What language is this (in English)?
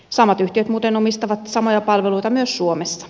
Finnish